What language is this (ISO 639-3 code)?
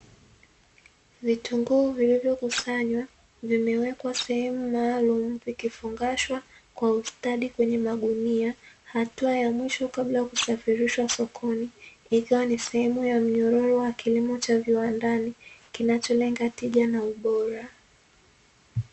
swa